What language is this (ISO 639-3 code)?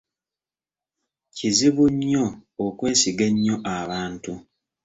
lug